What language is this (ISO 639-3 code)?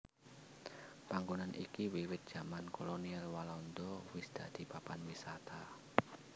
jav